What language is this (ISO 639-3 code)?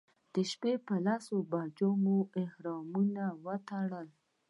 pus